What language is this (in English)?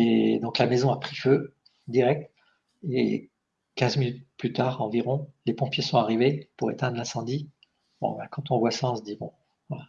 French